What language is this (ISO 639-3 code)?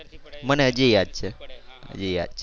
guj